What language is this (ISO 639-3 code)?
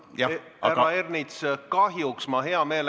est